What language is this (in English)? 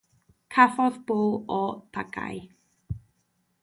Welsh